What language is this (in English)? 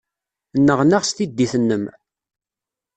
Kabyle